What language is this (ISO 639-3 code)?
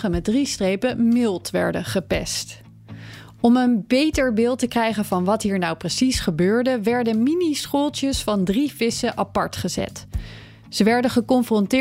nld